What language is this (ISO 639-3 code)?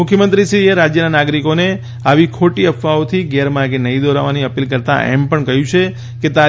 guj